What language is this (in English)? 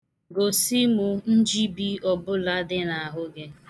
Igbo